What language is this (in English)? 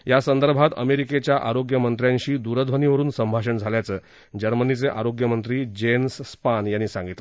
Marathi